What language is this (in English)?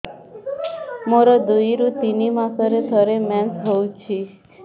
Odia